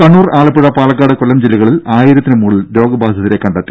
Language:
Malayalam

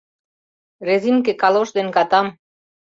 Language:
Mari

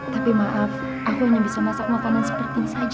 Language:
Indonesian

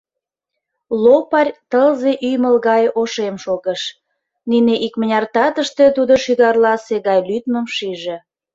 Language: Mari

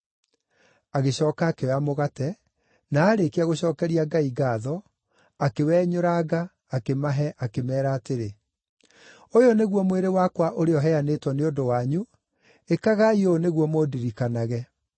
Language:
Kikuyu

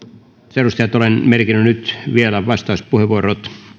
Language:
Finnish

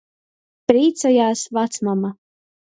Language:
Latgalian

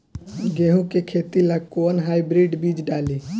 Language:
Bhojpuri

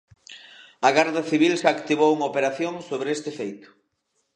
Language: Galician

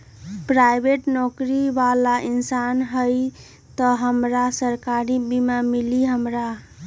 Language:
Magahi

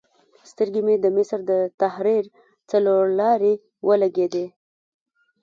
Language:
Pashto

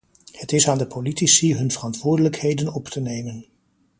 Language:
Dutch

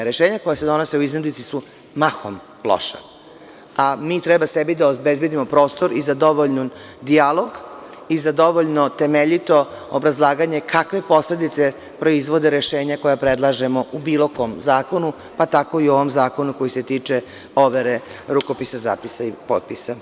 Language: Serbian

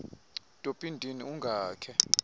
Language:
Xhosa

